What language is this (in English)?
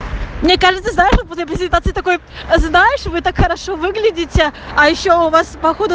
Russian